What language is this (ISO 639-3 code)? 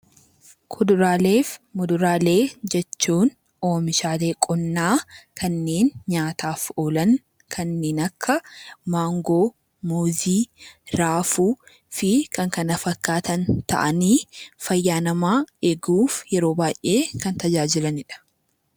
orm